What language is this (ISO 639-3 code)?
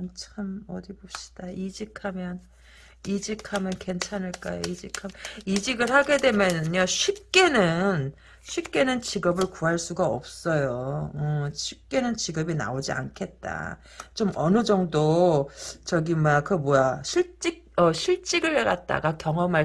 kor